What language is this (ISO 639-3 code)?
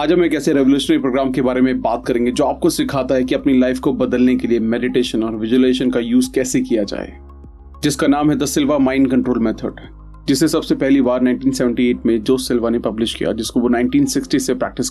hin